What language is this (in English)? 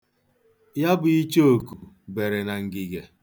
Igbo